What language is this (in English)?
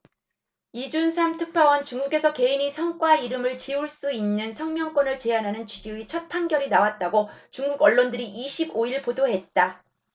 Korean